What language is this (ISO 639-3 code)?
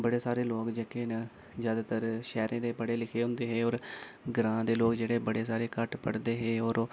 doi